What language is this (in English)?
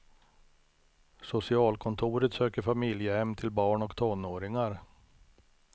Swedish